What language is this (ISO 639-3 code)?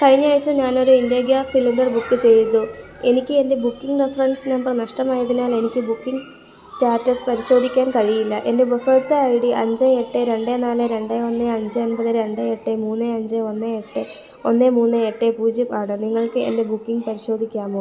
mal